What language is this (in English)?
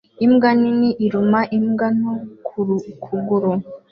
Kinyarwanda